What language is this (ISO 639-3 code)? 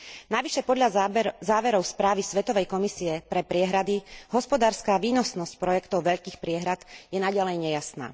slk